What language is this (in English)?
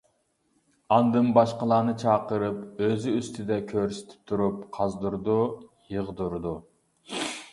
Uyghur